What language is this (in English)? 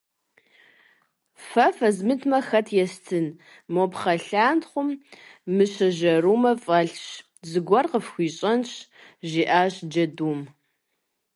Kabardian